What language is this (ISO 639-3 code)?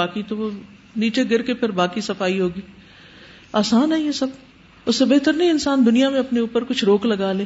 urd